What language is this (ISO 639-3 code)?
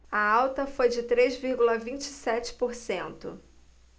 por